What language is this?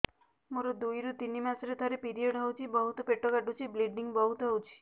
Odia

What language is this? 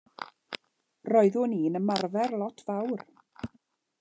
Welsh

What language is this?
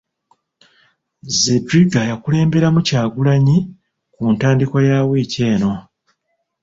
Ganda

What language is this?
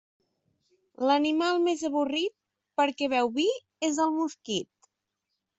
Catalan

